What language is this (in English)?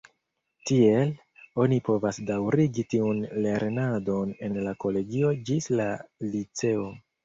Esperanto